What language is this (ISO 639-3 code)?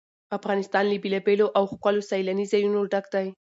pus